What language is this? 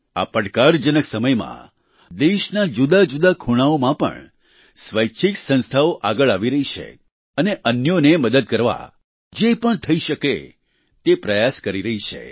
Gujarati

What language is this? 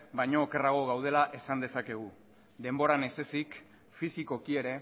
Basque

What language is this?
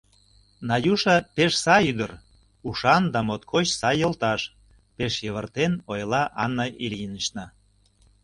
Mari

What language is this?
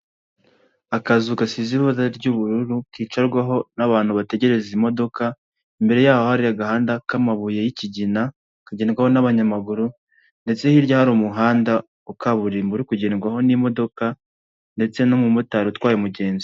Kinyarwanda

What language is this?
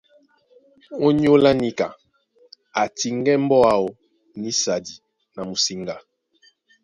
Duala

